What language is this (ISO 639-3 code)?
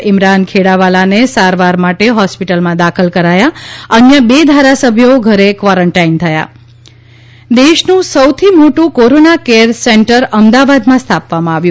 guj